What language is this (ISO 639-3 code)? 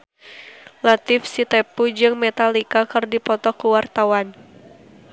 sun